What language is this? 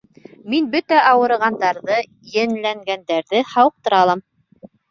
Bashkir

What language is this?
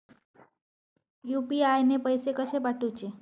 Marathi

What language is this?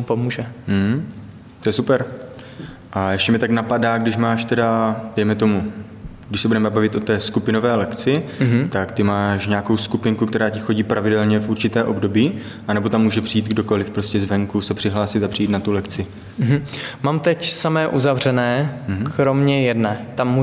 Czech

